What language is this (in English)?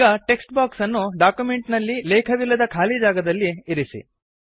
Kannada